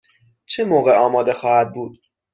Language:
Persian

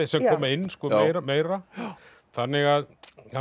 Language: Icelandic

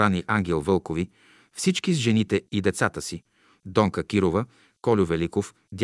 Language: Bulgarian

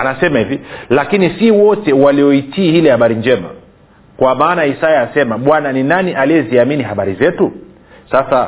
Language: Swahili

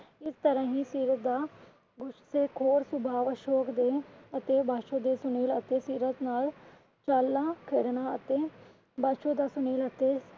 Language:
Punjabi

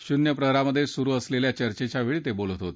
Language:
Marathi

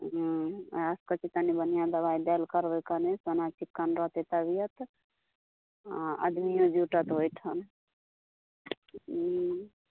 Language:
Maithili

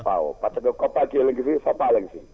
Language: Wolof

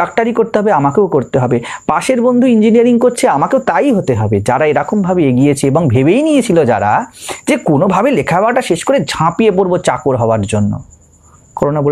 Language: Hindi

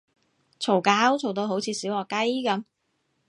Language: Cantonese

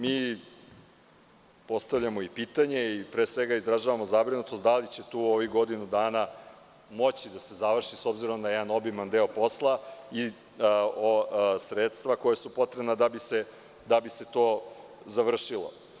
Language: Serbian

